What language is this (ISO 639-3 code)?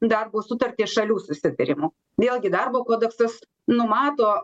lit